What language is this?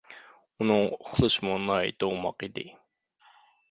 Uyghur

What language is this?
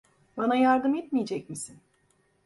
Turkish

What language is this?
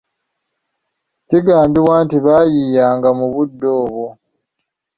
Ganda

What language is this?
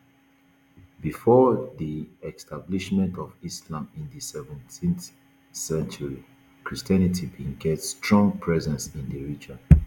Nigerian Pidgin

